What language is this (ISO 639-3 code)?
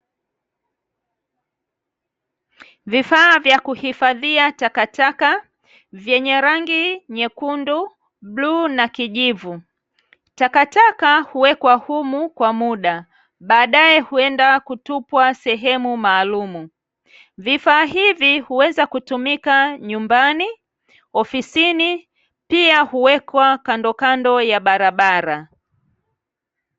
swa